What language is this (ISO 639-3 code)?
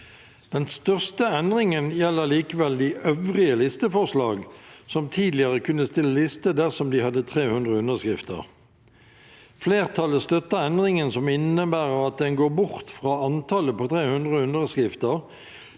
nor